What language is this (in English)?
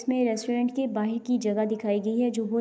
Urdu